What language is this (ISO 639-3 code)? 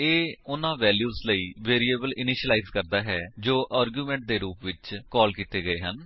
pan